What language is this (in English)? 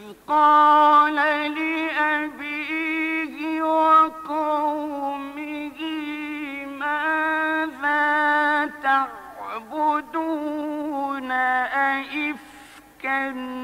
Arabic